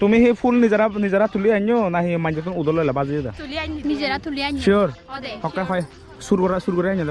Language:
Bangla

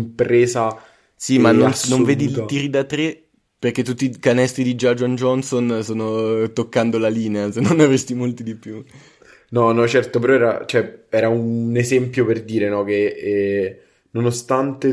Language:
Italian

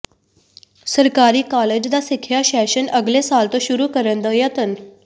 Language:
Punjabi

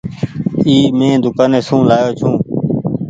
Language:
Goaria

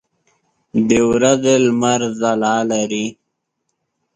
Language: Pashto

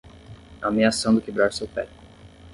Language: Portuguese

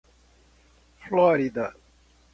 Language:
Portuguese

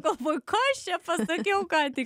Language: Lithuanian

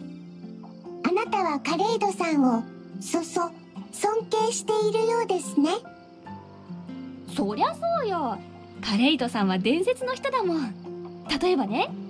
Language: Japanese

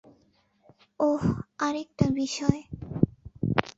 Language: Bangla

